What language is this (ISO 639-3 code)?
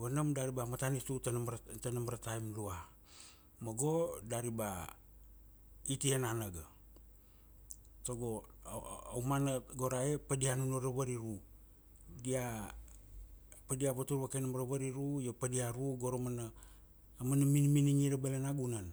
ksd